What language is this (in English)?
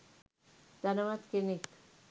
Sinhala